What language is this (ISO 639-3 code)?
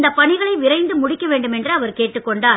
tam